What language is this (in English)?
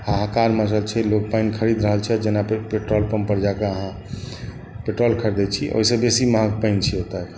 Maithili